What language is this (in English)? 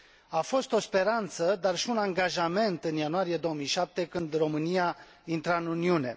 Romanian